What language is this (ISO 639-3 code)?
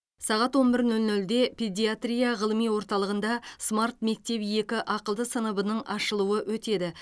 kaz